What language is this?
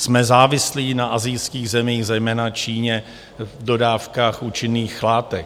Czech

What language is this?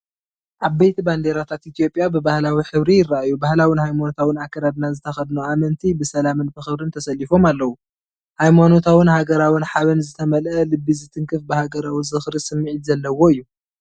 Tigrinya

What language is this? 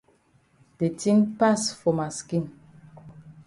Cameroon Pidgin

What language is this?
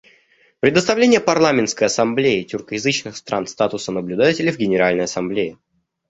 Russian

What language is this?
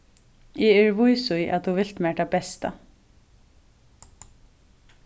Faroese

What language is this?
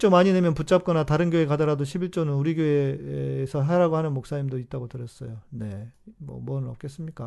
Korean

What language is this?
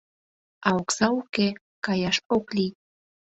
Mari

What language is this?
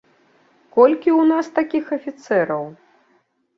Belarusian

